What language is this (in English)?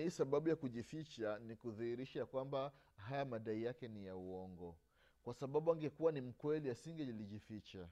Swahili